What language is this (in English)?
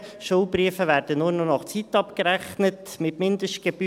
Swiss German